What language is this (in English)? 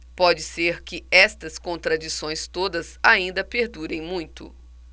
Portuguese